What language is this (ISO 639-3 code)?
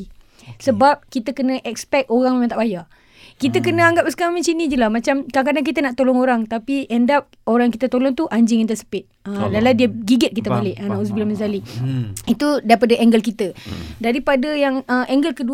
msa